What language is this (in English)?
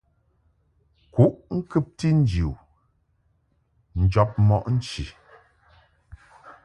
Mungaka